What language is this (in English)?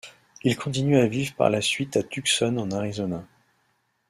French